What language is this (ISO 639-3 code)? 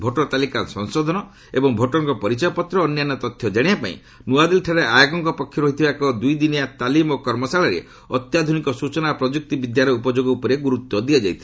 ori